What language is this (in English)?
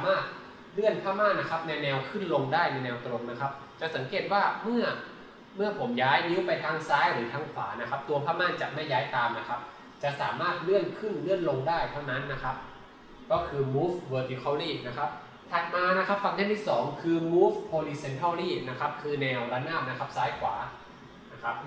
Thai